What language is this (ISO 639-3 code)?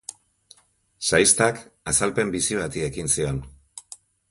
eus